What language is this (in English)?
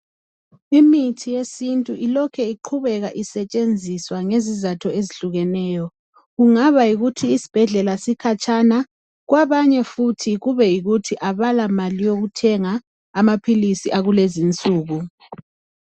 North Ndebele